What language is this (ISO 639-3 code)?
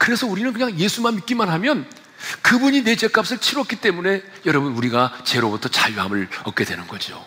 kor